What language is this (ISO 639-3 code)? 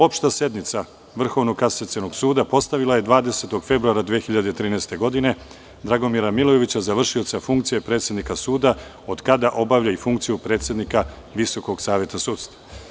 srp